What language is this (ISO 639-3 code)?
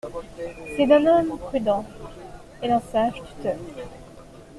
fra